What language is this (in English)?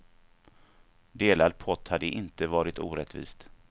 Swedish